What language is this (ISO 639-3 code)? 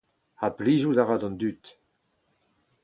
bre